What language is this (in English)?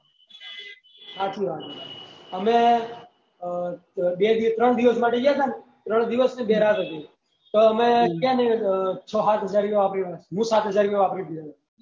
Gujarati